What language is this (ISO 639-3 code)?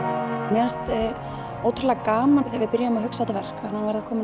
isl